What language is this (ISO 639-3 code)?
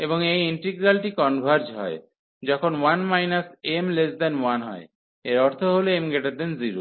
ben